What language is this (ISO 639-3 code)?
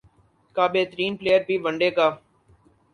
urd